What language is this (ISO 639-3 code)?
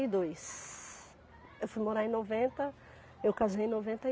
por